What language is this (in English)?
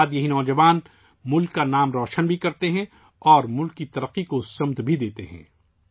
Urdu